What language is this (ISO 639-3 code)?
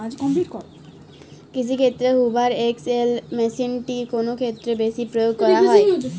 ben